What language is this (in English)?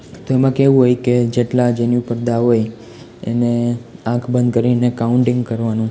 Gujarati